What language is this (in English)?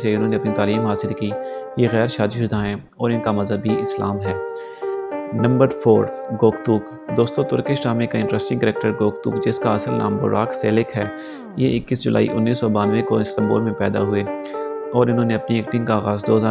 Hindi